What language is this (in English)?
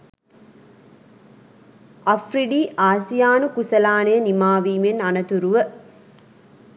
Sinhala